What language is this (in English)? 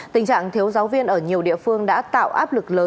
Vietnamese